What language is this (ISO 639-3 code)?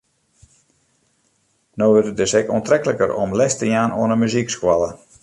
fry